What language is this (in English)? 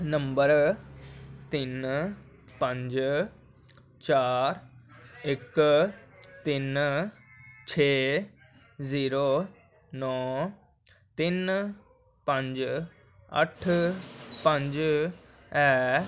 Dogri